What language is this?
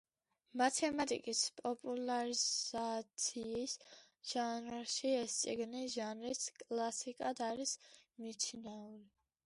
Georgian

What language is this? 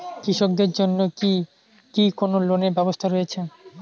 Bangla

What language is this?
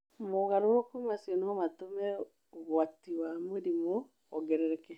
Kikuyu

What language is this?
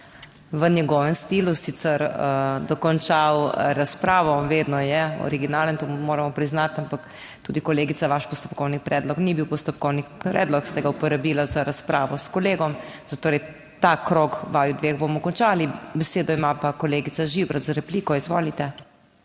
Slovenian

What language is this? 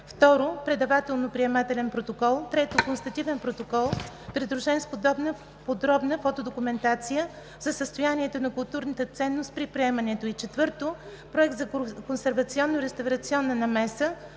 Bulgarian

